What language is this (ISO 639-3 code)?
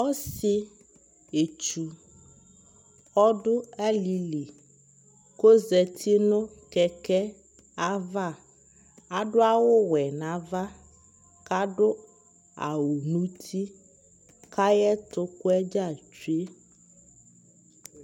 kpo